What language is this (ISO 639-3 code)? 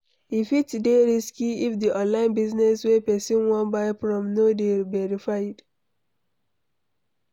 pcm